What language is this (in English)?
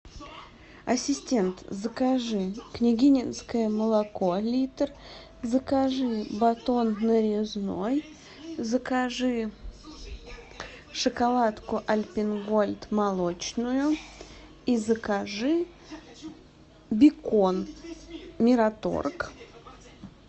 Russian